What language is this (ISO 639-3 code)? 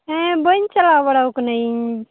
sat